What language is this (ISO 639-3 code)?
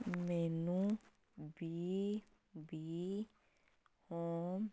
pan